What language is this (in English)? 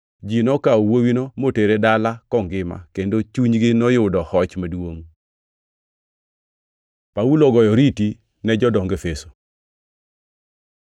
Luo (Kenya and Tanzania)